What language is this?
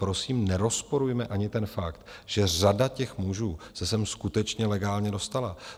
Czech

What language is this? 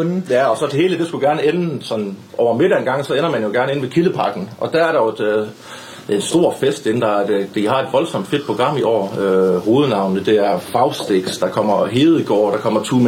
Danish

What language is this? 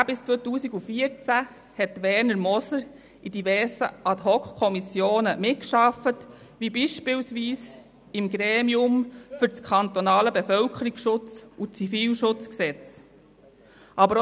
Swiss German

